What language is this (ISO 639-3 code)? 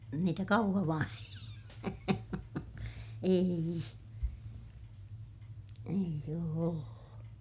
fin